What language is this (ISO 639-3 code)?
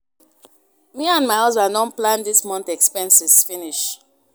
pcm